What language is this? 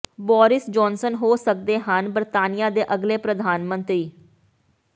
Punjabi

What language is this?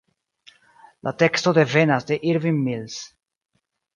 Esperanto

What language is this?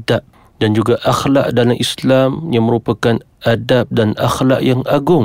Malay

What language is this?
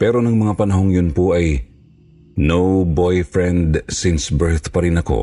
Filipino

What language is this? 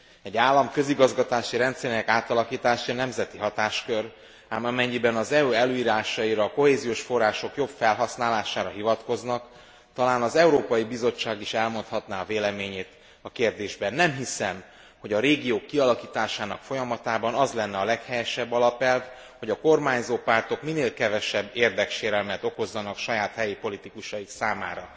Hungarian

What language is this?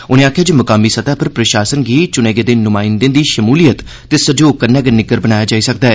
Dogri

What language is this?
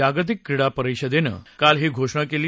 Marathi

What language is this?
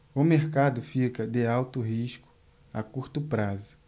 Portuguese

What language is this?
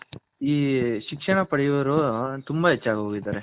Kannada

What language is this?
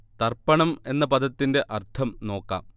Malayalam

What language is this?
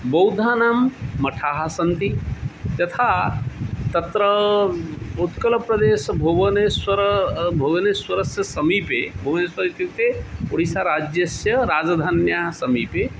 Sanskrit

